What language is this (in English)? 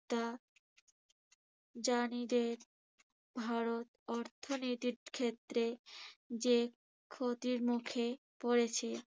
Bangla